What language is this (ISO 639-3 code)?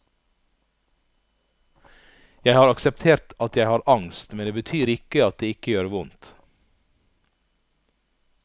nor